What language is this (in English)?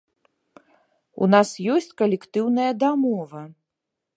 Belarusian